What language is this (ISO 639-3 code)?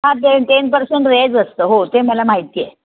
mar